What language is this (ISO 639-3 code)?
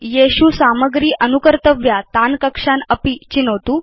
san